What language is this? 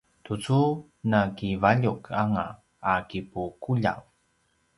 Paiwan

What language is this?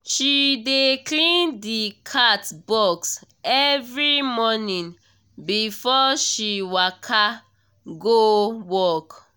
Nigerian Pidgin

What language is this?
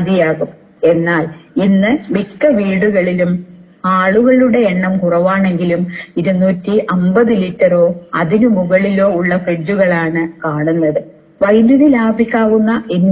Malayalam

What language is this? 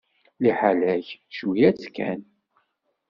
Kabyle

